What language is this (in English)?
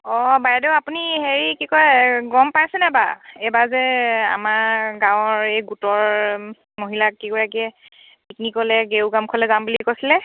Assamese